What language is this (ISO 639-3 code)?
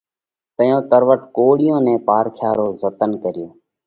kvx